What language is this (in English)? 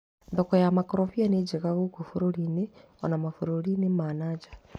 Kikuyu